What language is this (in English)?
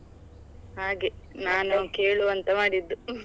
Kannada